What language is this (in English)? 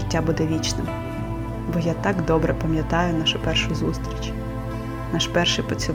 Ukrainian